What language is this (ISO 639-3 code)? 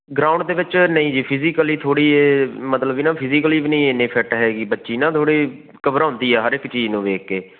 pan